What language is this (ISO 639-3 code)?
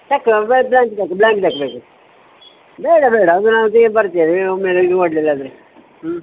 kan